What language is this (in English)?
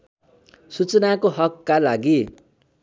Nepali